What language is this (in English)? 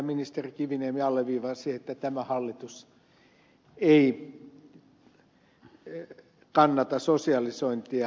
Finnish